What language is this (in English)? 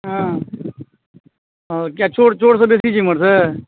Maithili